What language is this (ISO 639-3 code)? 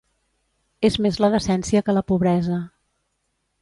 cat